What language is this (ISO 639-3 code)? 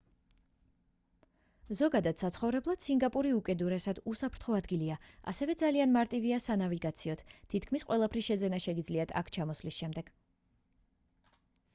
kat